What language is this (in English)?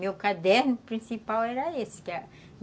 Portuguese